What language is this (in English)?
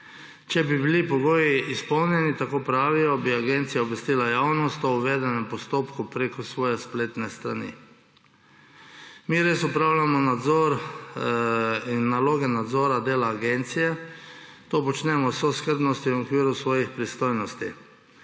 Slovenian